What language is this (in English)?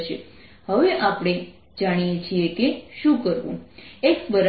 Gujarati